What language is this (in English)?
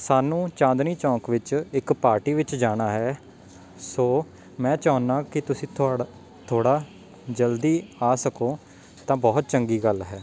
Punjabi